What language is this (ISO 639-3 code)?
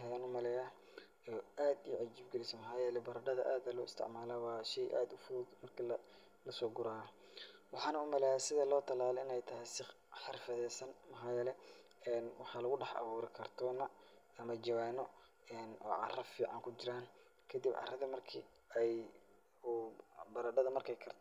som